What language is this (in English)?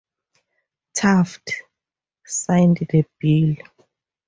English